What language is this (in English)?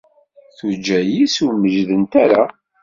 Kabyle